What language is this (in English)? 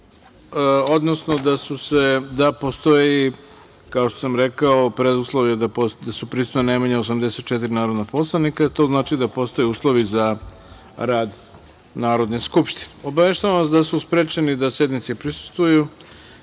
Serbian